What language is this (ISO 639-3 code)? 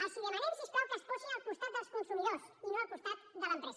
cat